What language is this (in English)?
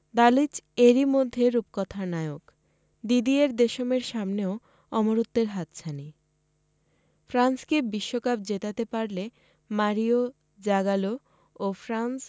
Bangla